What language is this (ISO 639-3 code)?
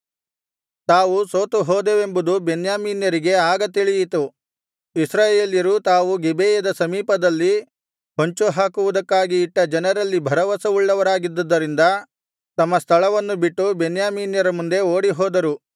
kan